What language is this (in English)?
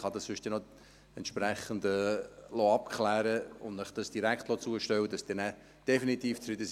Swiss German